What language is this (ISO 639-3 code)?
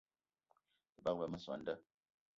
eto